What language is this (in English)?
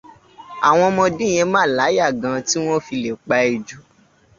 Yoruba